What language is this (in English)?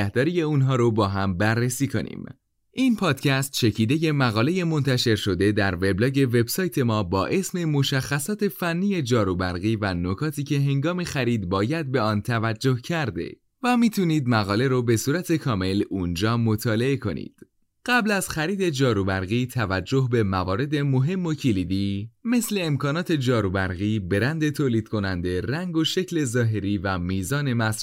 Persian